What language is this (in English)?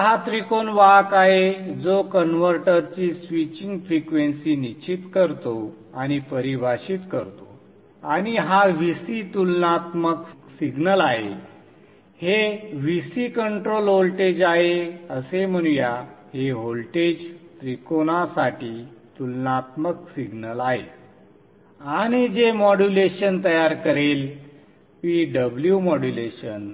Marathi